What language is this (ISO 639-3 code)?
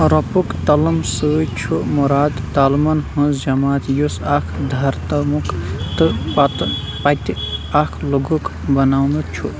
kas